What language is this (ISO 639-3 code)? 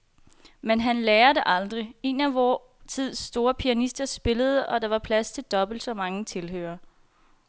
dan